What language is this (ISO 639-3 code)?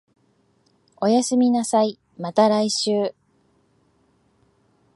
jpn